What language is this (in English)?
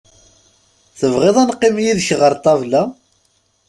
Kabyle